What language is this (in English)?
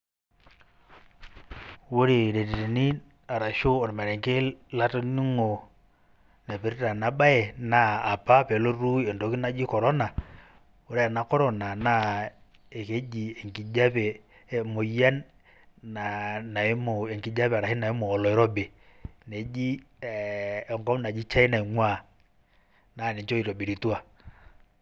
Masai